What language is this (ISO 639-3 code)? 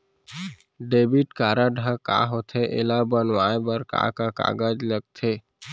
hne